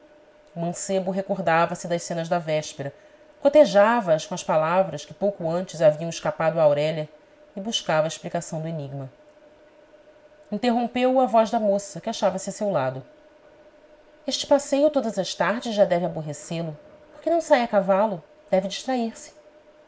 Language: Portuguese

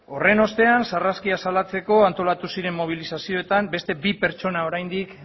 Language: Basque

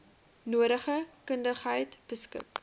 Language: Afrikaans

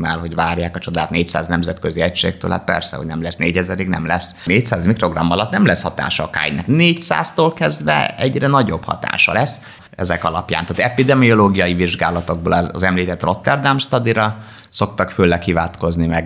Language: Hungarian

